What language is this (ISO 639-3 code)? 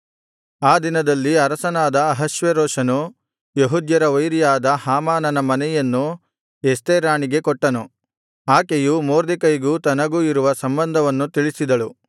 kan